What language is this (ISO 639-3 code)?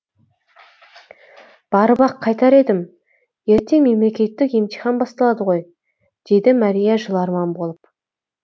kaz